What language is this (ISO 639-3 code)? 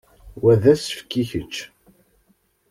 kab